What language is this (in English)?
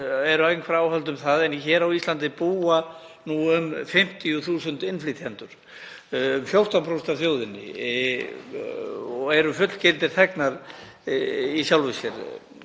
Icelandic